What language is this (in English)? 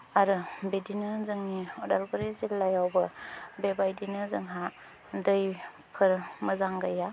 Bodo